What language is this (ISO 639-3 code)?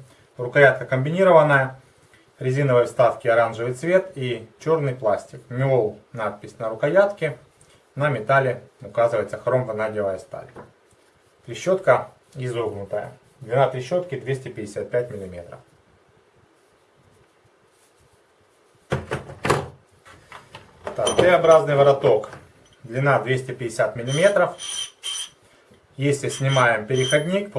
rus